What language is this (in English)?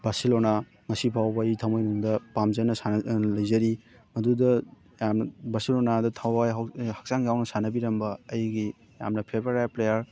Manipuri